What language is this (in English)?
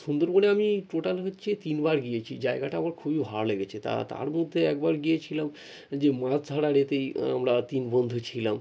Bangla